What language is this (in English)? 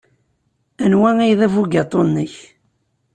Kabyle